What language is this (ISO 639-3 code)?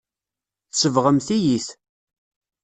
kab